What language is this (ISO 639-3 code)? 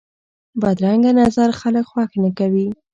pus